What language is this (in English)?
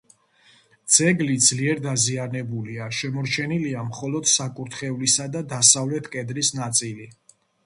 Georgian